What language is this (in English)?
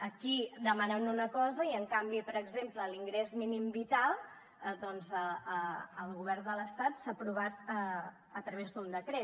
Catalan